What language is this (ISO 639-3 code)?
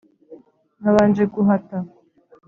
kin